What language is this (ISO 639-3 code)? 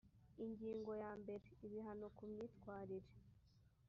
kin